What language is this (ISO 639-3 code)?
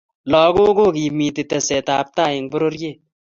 kln